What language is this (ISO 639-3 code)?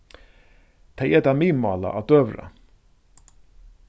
fao